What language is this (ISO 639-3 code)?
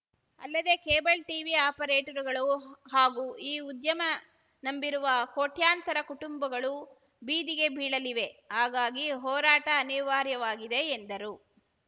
kan